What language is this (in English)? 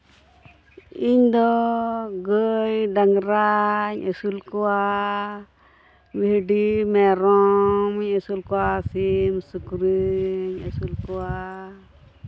Santali